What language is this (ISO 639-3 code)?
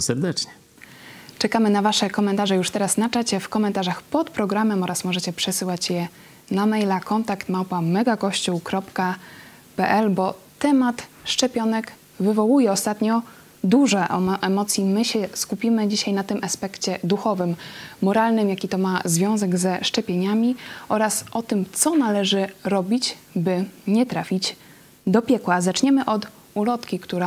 pol